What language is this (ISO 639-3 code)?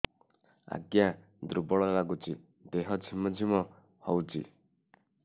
ori